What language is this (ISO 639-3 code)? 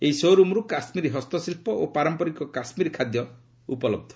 ori